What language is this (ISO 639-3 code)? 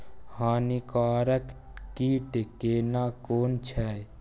mai